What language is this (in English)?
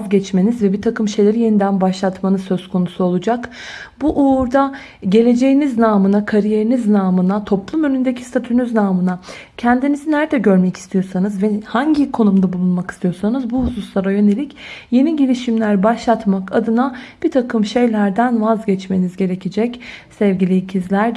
Turkish